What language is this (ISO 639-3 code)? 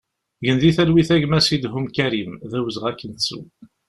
kab